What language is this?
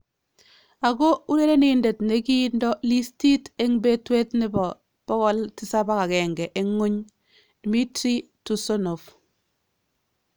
Kalenjin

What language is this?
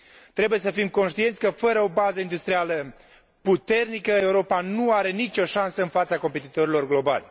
Romanian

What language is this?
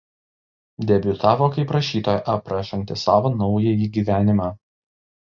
Lithuanian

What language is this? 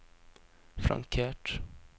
Norwegian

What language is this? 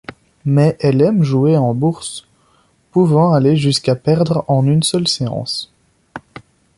French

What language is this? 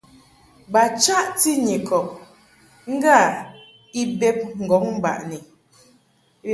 Mungaka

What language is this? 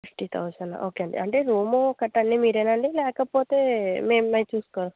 Telugu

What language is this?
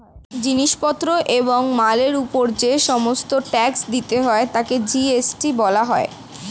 Bangla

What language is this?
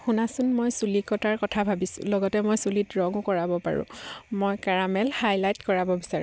Assamese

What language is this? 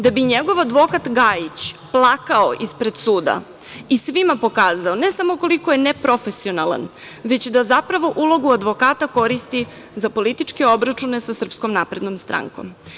Serbian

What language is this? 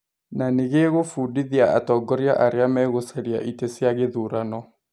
Kikuyu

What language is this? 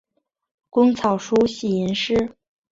Chinese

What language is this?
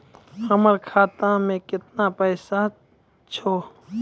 Maithili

